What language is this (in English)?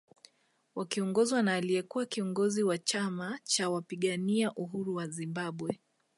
Swahili